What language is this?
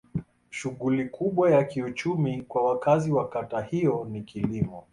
Swahili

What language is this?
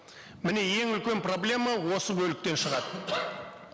Kazakh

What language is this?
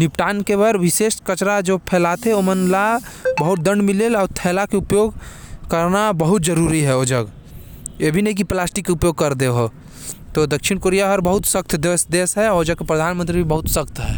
Korwa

